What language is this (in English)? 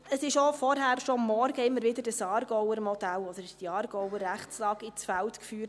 Swiss German